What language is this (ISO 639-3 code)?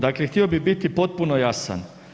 hrv